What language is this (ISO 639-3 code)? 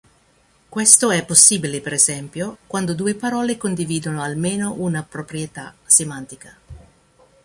ita